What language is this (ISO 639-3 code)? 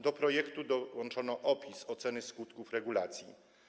pol